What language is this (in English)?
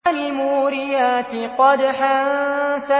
Arabic